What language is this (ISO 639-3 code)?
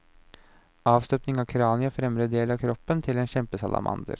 nor